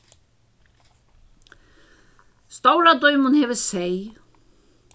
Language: Faroese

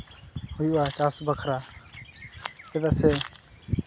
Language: Santali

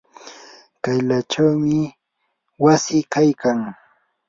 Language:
Yanahuanca Pasco Quechua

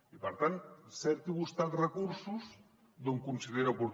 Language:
Catalan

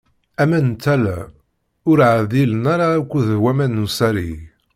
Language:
Kabyle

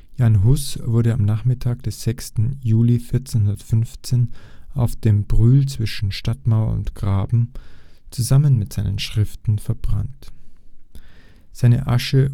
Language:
German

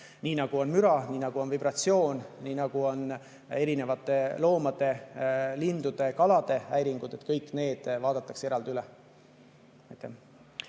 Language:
Estonian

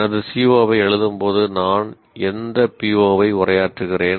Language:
Tamil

